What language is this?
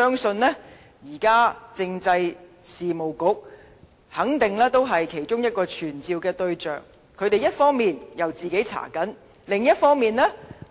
Cantonese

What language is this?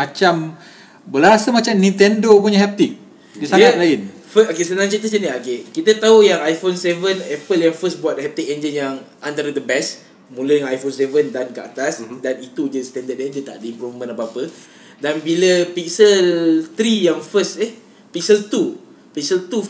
Malay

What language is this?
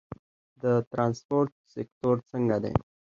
Pashto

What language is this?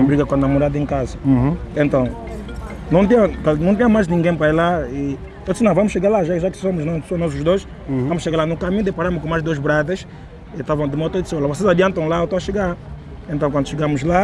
Portuguese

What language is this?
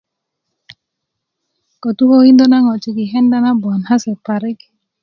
Kuku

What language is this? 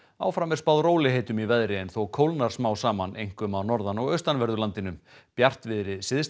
Icelandic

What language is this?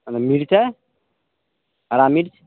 Maithili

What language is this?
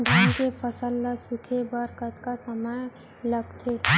Chhattisgarhi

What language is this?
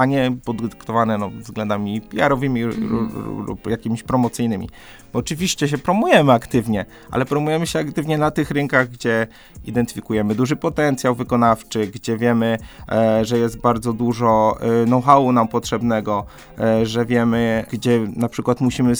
Polish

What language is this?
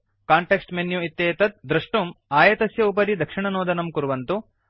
Sanskrit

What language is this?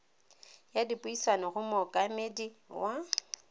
Tswana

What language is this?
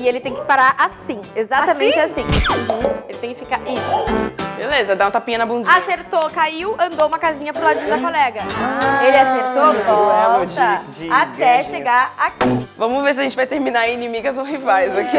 Portuguese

